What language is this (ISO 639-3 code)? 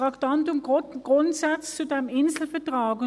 gsw